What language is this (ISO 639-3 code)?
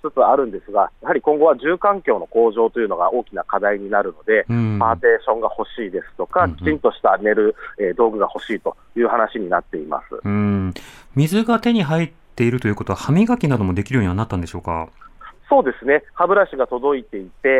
jpn